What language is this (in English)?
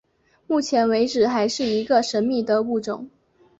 Chinese